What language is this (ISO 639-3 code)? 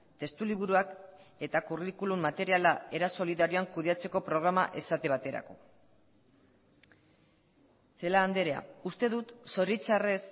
eus